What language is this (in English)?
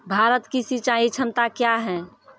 Maithili